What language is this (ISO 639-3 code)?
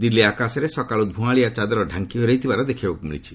ori